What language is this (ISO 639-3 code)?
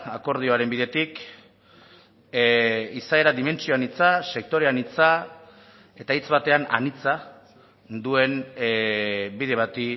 eus